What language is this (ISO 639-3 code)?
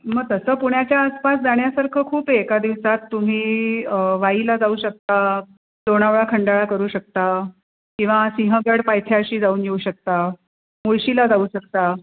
mar